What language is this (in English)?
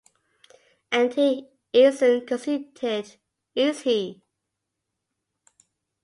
English